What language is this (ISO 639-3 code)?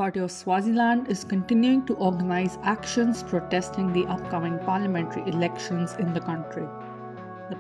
eng